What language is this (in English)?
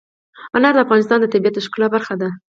Pashto